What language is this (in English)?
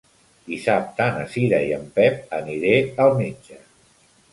Catalan